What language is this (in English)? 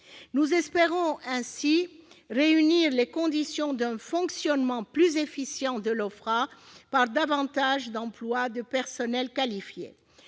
French